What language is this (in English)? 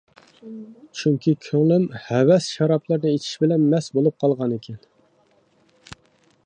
Uyghur